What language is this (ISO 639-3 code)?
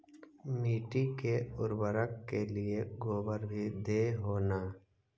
mag